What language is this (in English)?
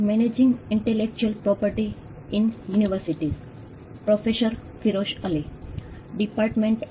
Gujarati